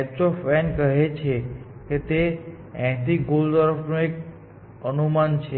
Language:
Gujarati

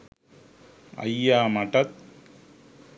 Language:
Sinhala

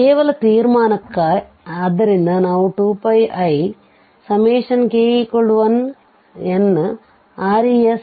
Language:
Kannada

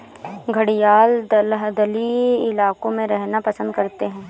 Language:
Hindi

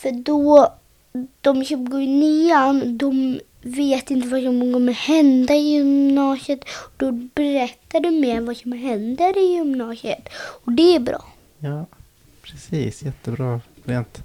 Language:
Swedish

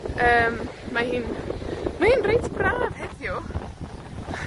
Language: Welsh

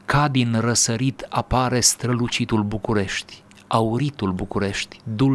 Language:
Romanian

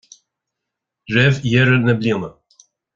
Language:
Irish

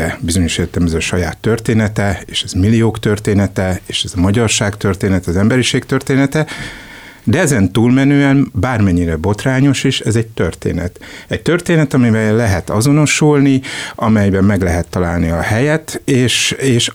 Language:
Hungarian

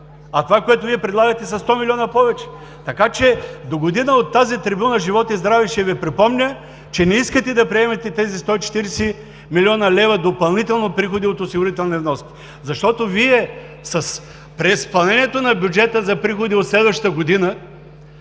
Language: Bulgarian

